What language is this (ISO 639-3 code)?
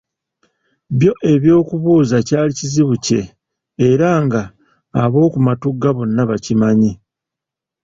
lug